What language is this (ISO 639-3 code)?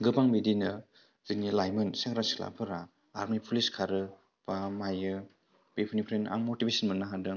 brx